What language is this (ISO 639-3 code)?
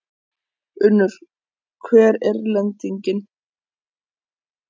isl